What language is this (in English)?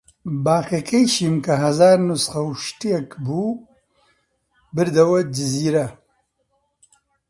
Central Kurdish